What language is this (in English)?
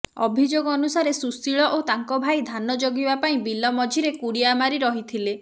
Odia